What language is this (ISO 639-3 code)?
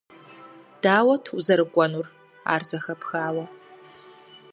kbd